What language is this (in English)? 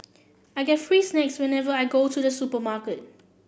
English